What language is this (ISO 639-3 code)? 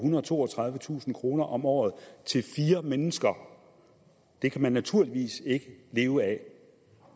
dan